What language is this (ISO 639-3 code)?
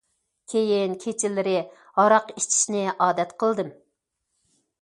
uig